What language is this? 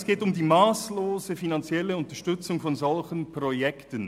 Swiss German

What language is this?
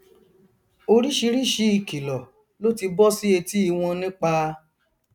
Yoruba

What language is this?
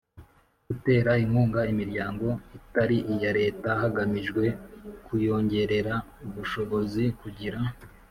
Kinyarwanda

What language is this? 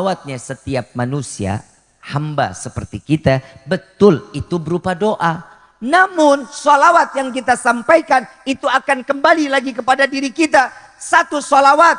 Indonesian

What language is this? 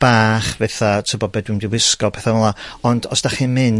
Welsh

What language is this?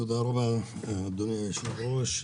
Hebrew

